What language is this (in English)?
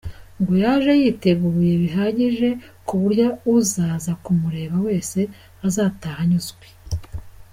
Kinyarwanda